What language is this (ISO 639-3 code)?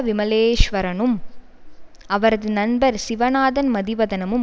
tam